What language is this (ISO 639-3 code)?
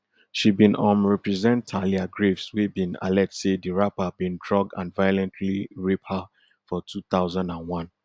pcm